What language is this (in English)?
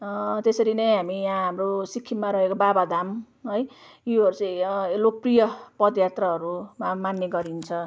Nepali